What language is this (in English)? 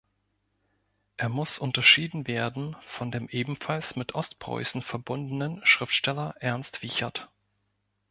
German